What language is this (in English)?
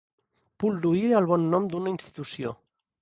Catalan